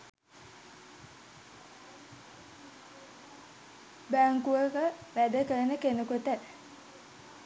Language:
Sinhala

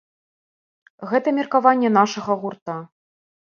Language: Belarusian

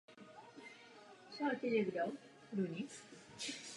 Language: Czech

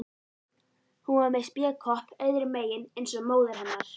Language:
Icelandic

